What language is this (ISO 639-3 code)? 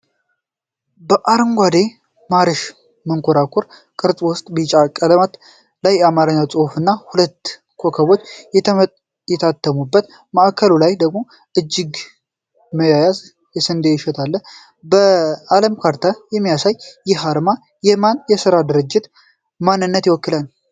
amh